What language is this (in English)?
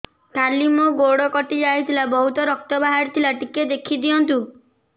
Odia